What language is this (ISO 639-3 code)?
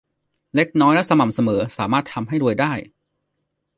tha